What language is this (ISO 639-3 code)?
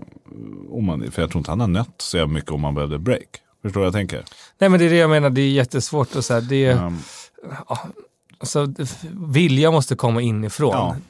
swe